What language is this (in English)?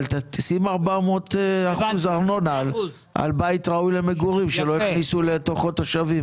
Hebrew